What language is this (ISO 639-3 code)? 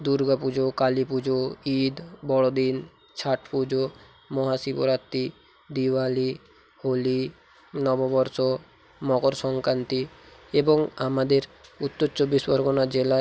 ben